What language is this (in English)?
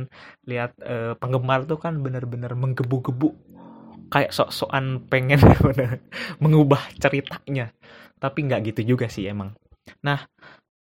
Indonesian